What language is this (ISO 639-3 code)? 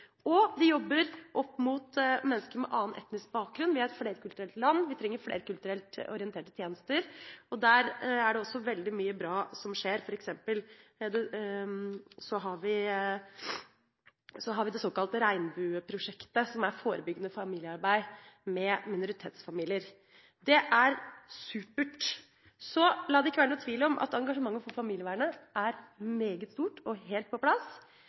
nob